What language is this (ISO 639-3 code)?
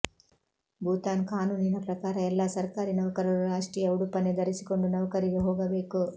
kan